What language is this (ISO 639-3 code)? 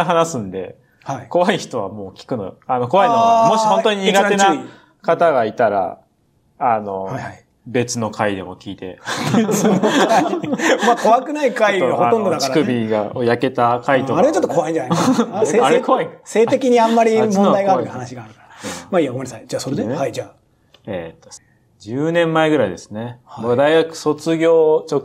jpn